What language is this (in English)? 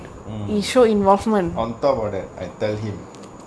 English